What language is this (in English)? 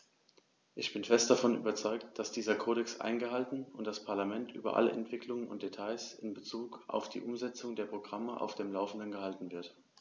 German